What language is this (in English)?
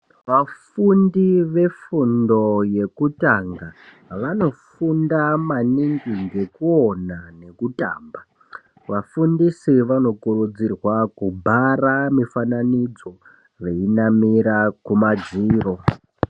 Ndau